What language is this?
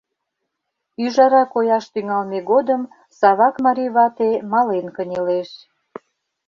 Mari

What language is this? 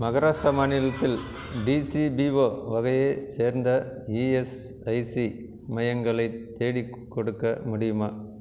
Tamil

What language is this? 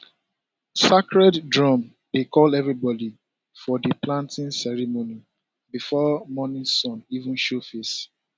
Nigerian Pidgin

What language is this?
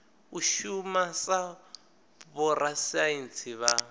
Venda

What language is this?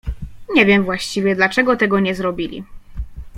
Polish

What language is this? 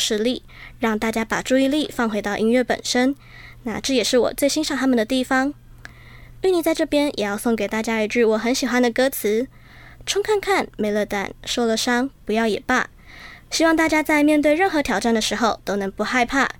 Chinese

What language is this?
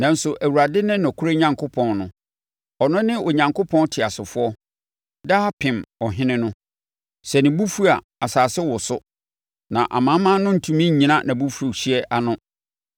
Akan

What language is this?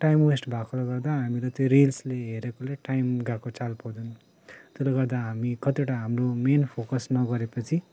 Nepali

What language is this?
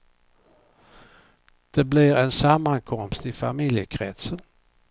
Swedish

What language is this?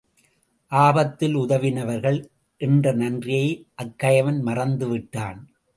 Tamil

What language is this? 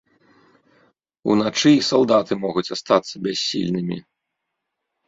Belarusian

